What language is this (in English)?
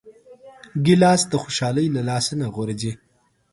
Pashto